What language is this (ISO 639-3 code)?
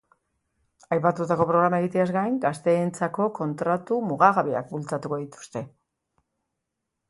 eus